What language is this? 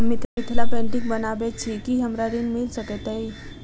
Maithili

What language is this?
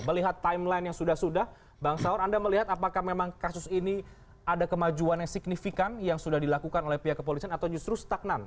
Indonesian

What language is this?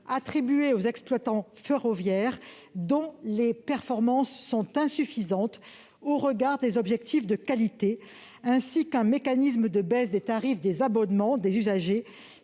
French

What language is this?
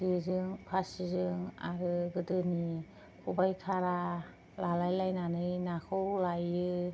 Bodo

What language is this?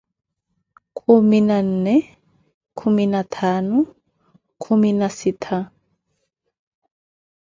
Koti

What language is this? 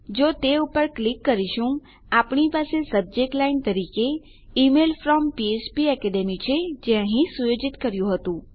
Gujarati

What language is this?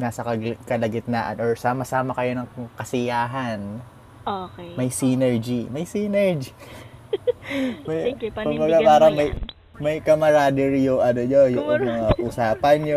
Filipino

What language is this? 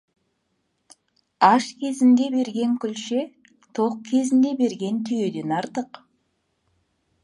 Kazakh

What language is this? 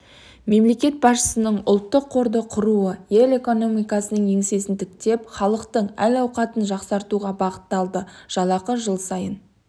Kazakh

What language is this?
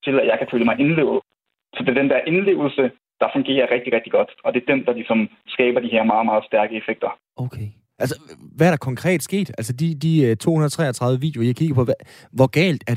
Danish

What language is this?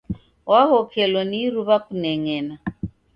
Taita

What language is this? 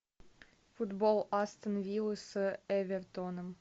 Russian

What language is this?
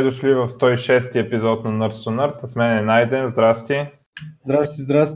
Bulgarian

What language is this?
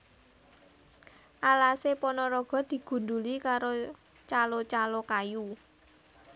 Javanese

